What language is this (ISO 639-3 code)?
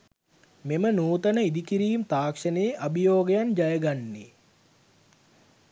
sin